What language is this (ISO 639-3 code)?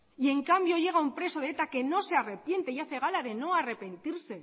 spa